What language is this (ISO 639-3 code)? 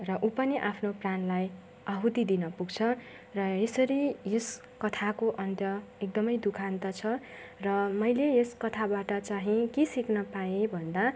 nep